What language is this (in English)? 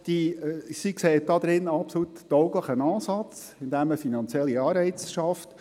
Swiss German